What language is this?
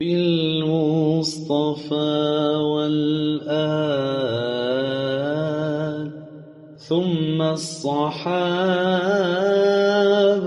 Arabic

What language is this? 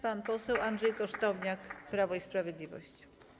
Polish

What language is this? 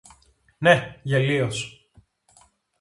Greek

